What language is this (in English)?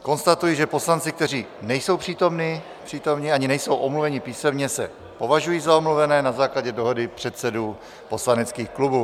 Czech